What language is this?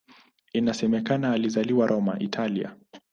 Swahili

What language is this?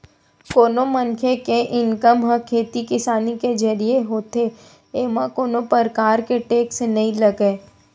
Chhattisgarhi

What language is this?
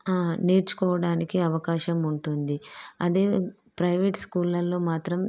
Telugu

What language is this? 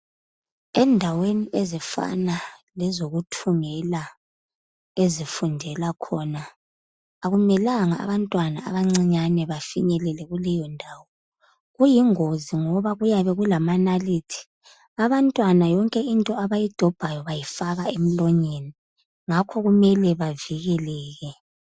North Ndebele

